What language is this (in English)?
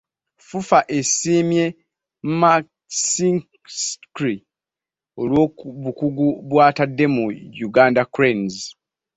Ganda